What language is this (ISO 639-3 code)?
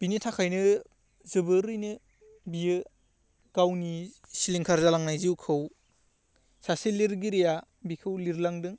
brx